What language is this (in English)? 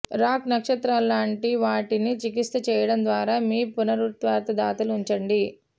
Telugu